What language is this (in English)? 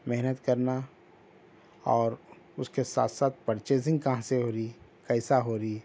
Urdu